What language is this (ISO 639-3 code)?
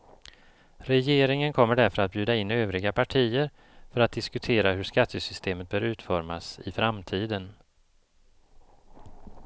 swe